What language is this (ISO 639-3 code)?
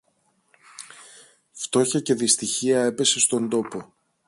ell